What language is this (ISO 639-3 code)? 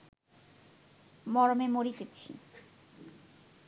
ben